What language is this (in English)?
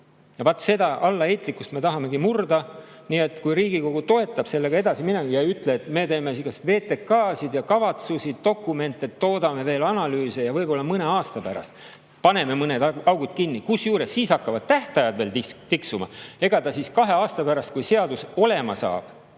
Estonian